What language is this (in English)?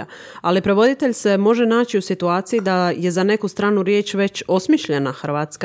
Croatian